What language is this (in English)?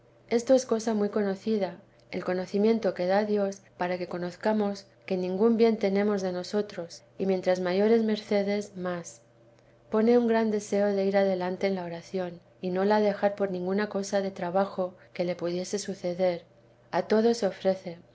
Spanish